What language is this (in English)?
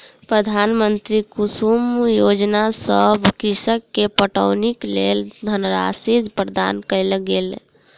Maithili